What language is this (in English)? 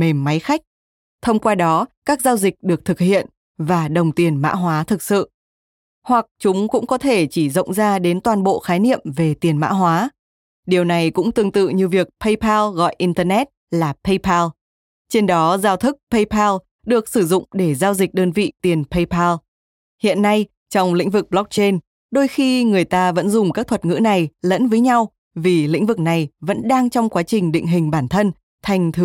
Vietnamese